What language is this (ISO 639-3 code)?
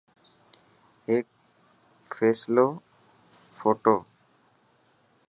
mki